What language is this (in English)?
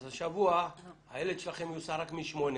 Hebrew